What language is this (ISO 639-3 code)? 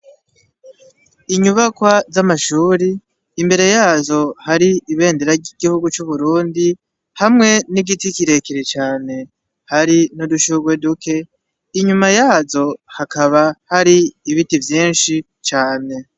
run